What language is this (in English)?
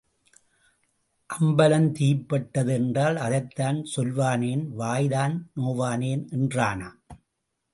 Tamil